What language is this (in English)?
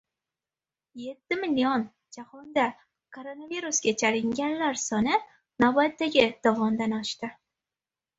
Uzbek